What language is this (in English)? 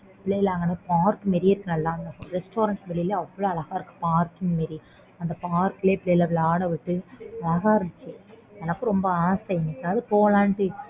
Tamil